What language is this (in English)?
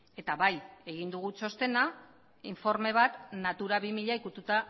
Basque